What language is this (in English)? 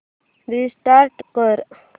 Marathi